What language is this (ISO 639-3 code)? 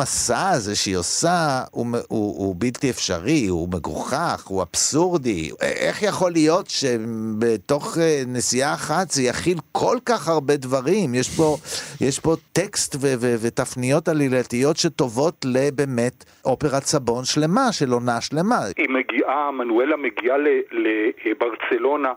heb